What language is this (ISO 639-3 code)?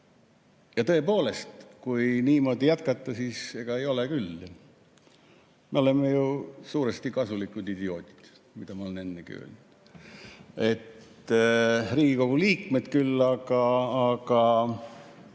est